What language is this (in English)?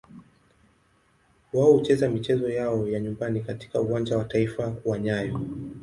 Swahili